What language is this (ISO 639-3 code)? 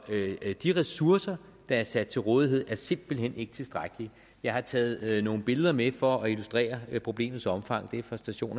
dan